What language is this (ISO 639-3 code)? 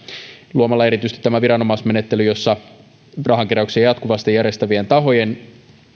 fin